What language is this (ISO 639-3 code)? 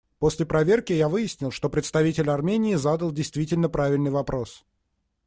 rus